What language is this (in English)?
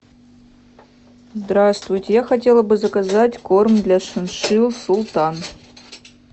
Russian